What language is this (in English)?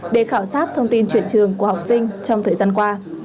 Vietnamese